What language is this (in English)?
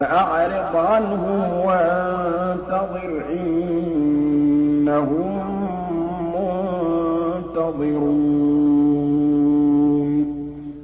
Arabic